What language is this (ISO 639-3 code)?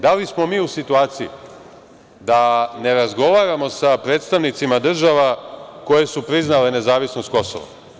srp